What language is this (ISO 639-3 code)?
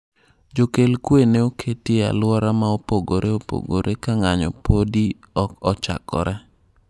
luo